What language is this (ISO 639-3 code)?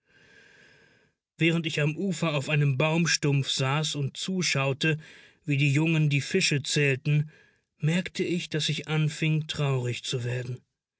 deu